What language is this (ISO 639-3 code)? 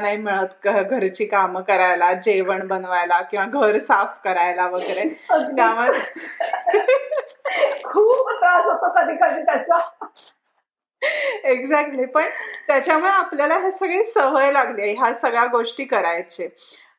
mar